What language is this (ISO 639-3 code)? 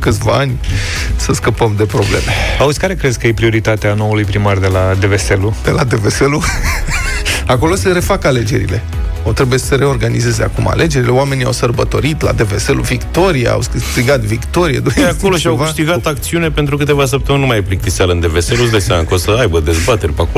ron